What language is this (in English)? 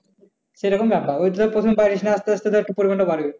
Bangla